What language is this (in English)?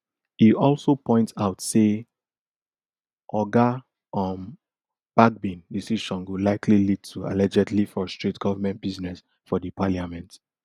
Nigerian Pidgin